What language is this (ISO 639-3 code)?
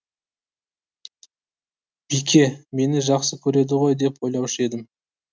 kaz